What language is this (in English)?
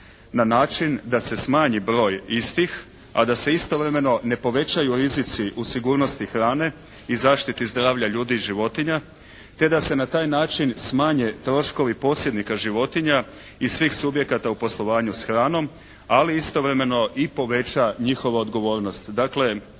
Croatian